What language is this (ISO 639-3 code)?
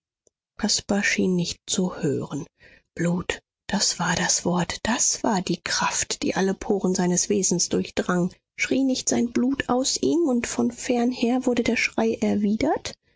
deu